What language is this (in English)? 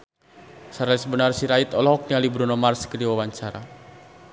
Sundanese